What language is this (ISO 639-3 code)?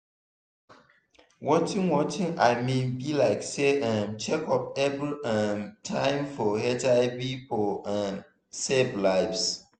pcm